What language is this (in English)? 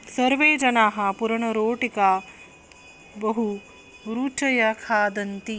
Sanskrit